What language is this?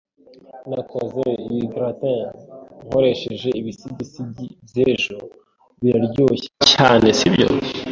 Kinyarwanda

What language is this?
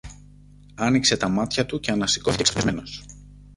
Greek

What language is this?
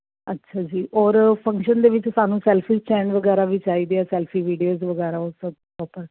Punjabi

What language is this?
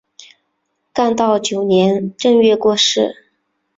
Chinese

